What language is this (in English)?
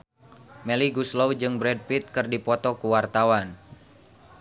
Sundanese